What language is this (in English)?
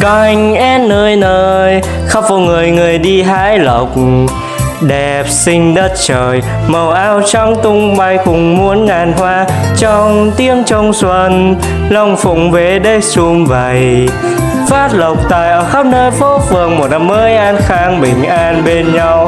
Vietnamese